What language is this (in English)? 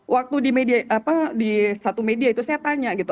Indonesian